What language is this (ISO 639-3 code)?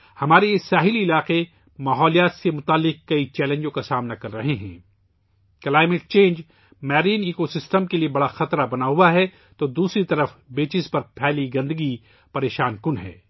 urd